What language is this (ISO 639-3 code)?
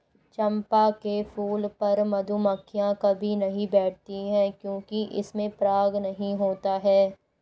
hin